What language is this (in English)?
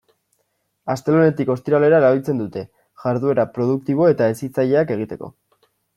Basque